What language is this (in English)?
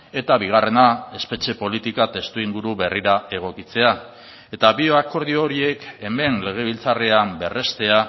Basque